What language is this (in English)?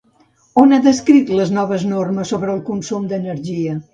Catalan